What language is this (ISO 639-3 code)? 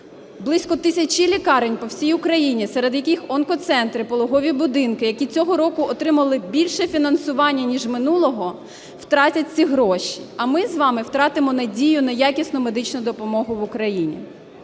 ukr